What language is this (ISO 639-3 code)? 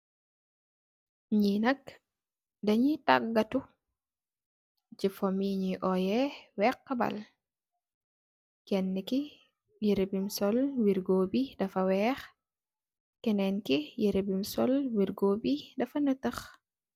wol